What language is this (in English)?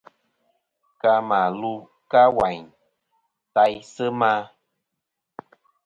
Kom